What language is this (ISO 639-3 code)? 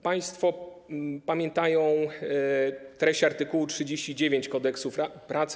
pol